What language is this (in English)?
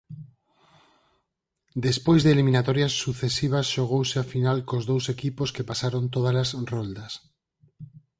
Galician